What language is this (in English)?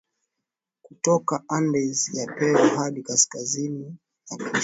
Swahili